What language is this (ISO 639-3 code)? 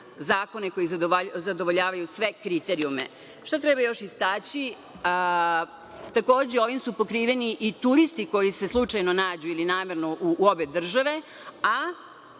srp